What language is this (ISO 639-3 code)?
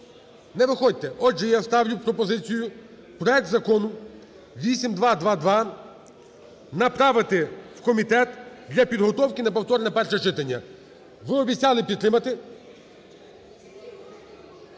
ukr